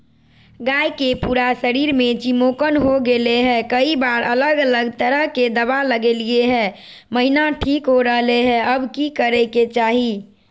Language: Magahi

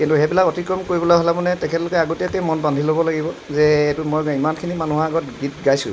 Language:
Assamese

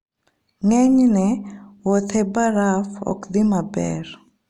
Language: Luo (Kenya and Tanzania)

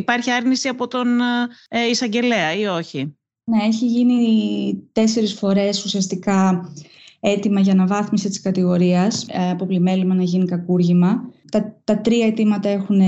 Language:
Greek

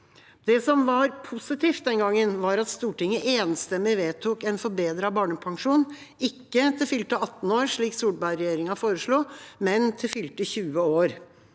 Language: Norwegian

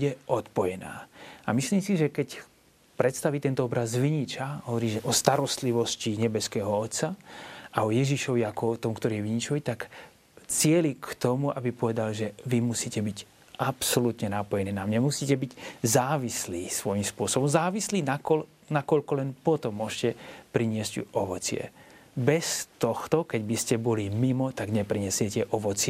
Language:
Slovak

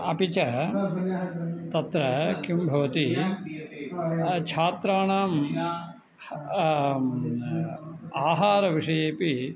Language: Sanskrit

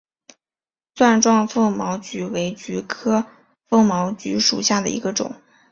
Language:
Chinese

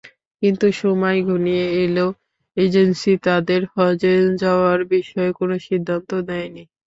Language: Bangla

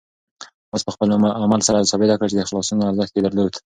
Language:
Pashto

